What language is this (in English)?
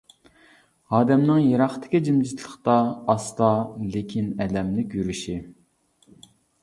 Uyghur